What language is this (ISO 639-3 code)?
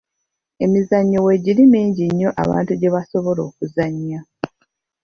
lug